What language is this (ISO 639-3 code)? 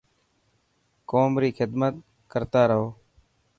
mki